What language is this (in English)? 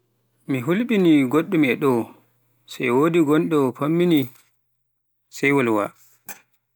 Pular